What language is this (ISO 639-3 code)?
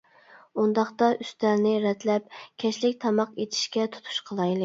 uig